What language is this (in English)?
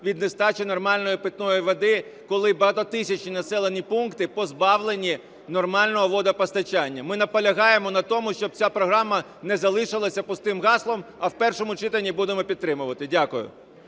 Ukrainian